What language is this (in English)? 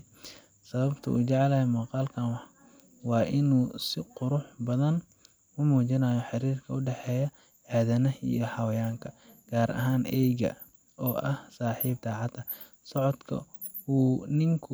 Somali